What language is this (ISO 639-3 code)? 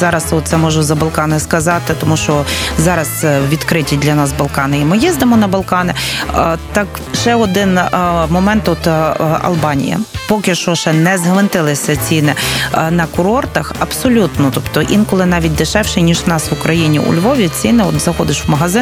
ukr